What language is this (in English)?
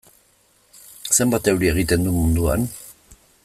Basque